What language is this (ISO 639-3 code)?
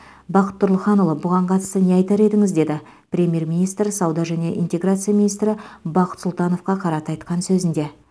kaz